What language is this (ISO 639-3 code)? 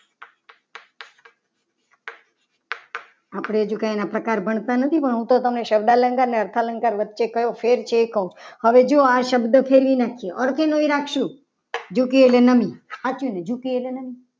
guj